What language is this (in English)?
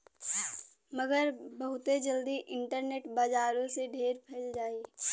Bhojpuri